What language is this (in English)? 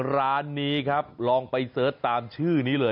Thai